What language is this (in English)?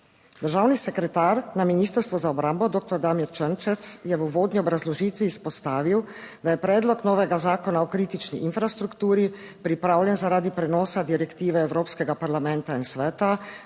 Slovenian